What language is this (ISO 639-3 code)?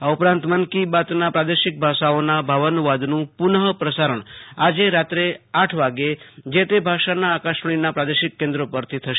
guj